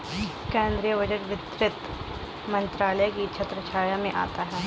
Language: Hindi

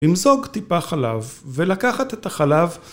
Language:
Hebrew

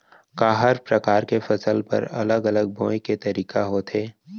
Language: Chhattisgarhi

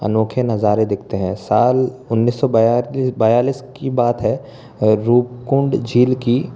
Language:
Hindi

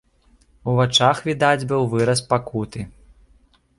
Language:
Belarusian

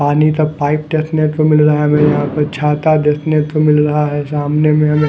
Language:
Hindi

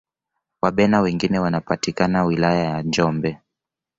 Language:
Swahili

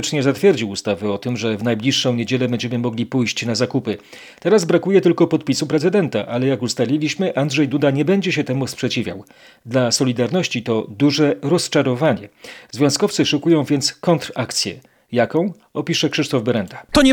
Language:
Polish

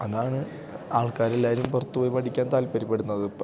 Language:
Malayalam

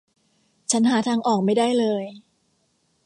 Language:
Thai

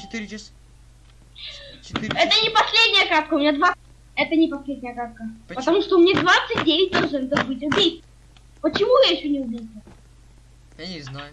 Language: Russian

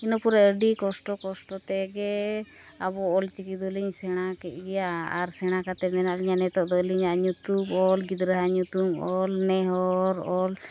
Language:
Santali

